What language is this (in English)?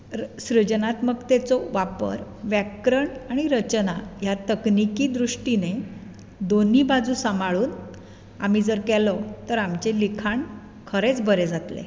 Konkani